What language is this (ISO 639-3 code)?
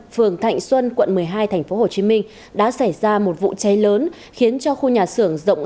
vie